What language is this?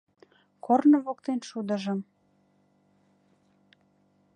Mari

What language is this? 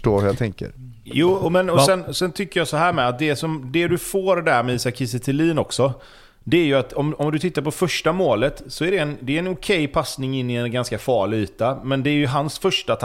Swedish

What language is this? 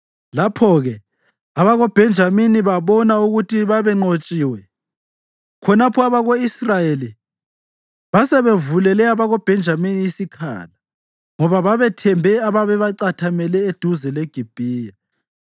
North Ndebele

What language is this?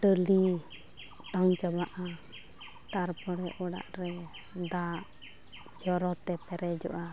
Santali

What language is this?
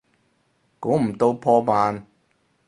Cantonese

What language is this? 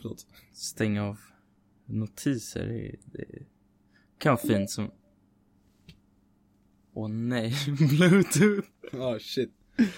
Swedish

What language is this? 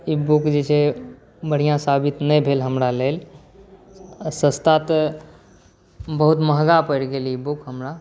Maithili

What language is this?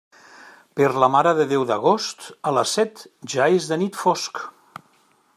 Catalan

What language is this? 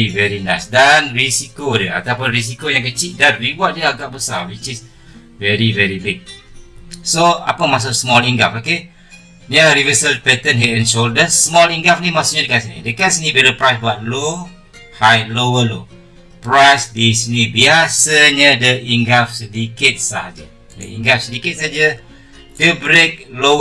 Malay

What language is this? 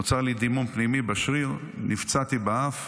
Hebrew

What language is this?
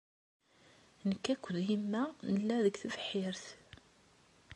Kabyle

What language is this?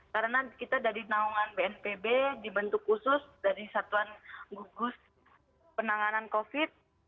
Indonesian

